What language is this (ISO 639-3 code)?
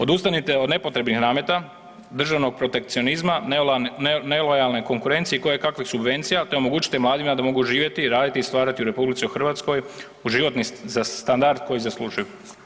hrv